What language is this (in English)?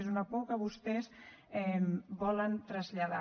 Catalan